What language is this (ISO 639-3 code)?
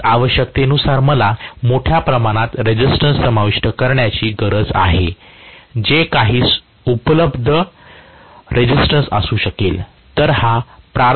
mar